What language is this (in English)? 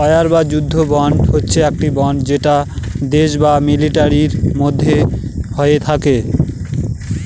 Bangla